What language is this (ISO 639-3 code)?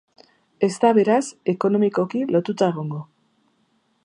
eus